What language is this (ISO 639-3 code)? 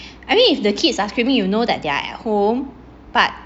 eng